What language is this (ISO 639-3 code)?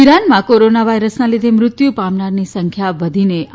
guj